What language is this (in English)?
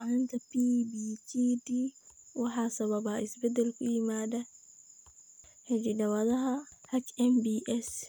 Somali